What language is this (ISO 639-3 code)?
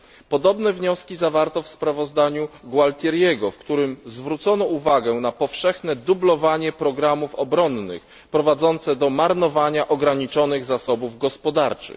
pol